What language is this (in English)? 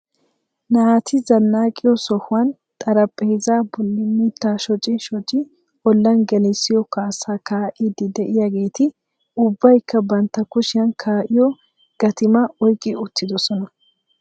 Wolaytta